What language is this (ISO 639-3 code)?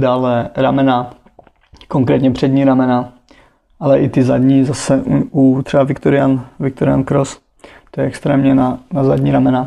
ces